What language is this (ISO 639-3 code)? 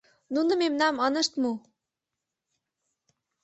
chm